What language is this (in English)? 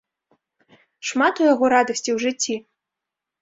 Belarusian